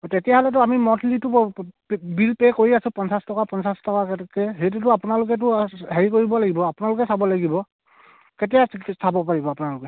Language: Assamese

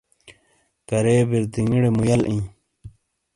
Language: Shina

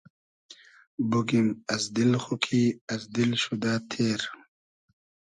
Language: Hazaragi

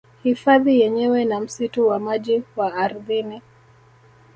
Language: Swahili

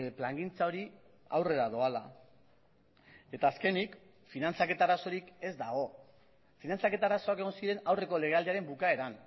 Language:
Basque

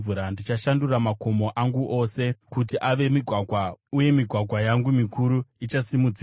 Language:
Shona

